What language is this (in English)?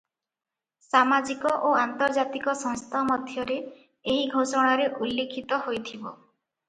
Odia